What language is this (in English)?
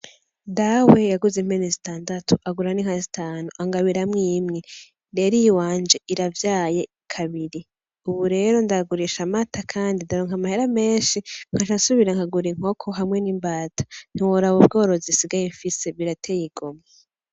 Rundi